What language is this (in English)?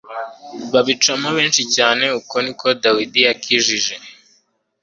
Kinyarwanda